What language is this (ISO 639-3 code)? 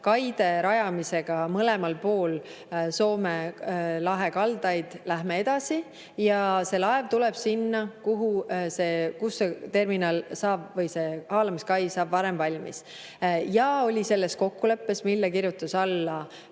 est